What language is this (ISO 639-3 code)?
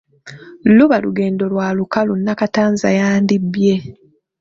lug